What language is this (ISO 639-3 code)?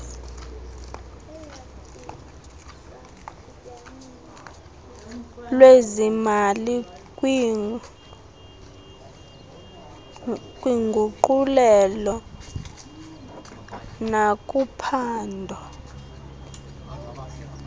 xho